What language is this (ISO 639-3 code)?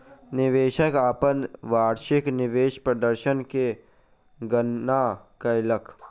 mai